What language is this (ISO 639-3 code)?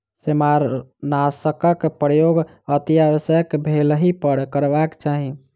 mai